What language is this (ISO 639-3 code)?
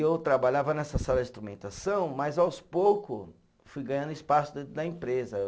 por